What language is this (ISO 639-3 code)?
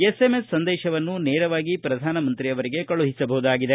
kan